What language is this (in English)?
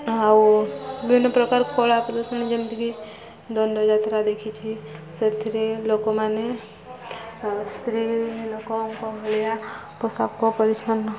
Odia